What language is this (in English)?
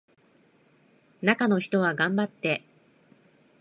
Japanese